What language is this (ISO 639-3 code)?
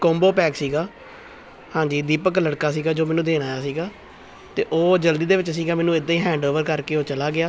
pan